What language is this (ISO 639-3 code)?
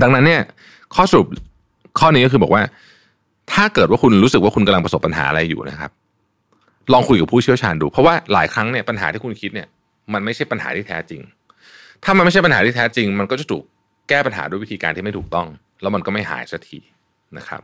tha